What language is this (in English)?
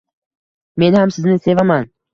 Uzbek